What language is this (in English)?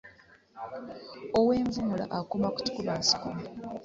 Ganda